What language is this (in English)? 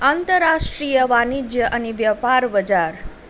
Nepali